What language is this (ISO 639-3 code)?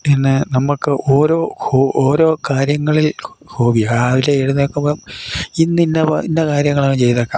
mal